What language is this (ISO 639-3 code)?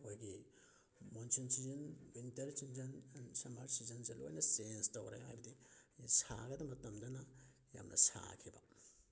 mni